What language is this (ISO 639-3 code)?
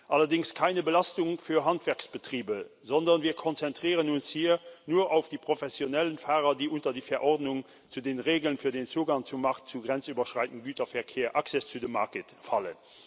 deu